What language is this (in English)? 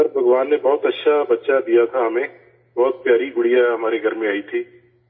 Urdu